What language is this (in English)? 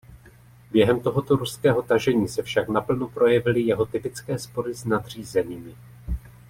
Czech